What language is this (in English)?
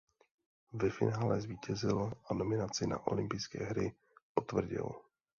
Czech